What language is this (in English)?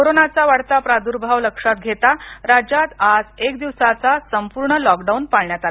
Marathi